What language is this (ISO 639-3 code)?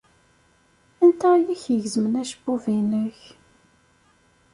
kab